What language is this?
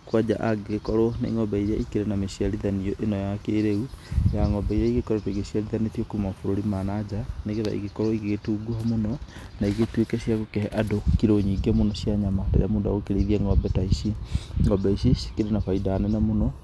Kikuyu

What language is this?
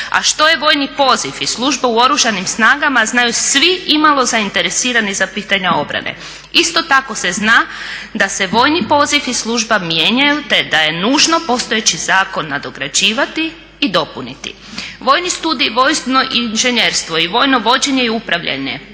Croatian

